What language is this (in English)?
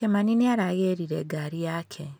Kikuyu